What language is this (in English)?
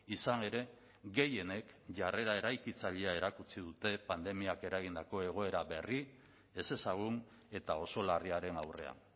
Basque